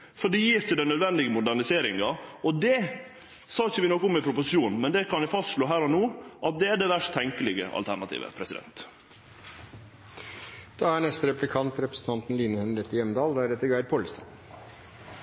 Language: Norwegian Nynorsk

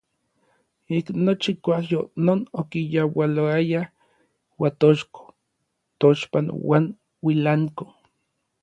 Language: Orizaba Nahuatl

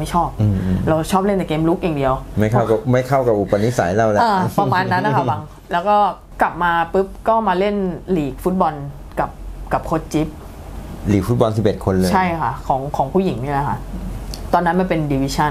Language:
Thai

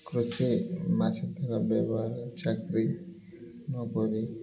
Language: Odia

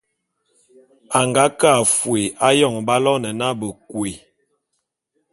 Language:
Bulu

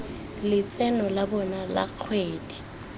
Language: Tswana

